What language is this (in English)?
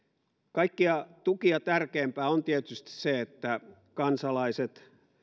Finnish